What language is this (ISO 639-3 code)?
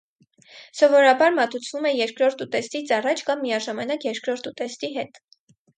hye